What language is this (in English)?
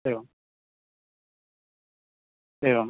Sanskrit